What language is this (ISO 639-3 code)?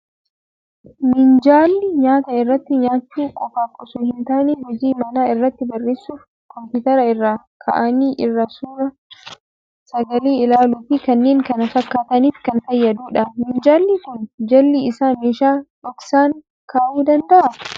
orm